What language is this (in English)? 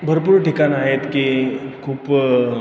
Marathi